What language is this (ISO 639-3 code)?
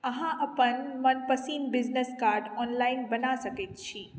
mai